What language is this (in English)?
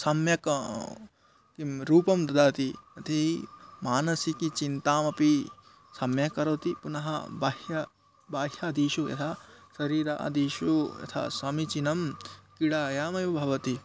Sanskrit